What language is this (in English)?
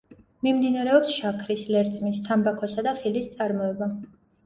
Georgian